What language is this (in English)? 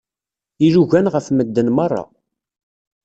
Kabyle